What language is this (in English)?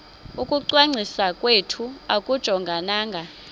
Xhosa